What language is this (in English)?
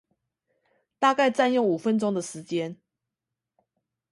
Chinese